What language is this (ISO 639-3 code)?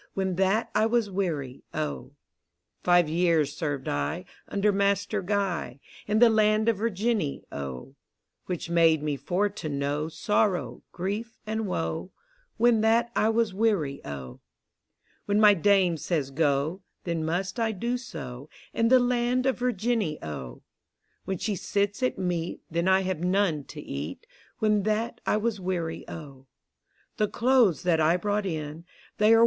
eng